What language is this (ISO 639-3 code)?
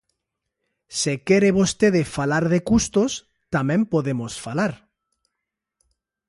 glg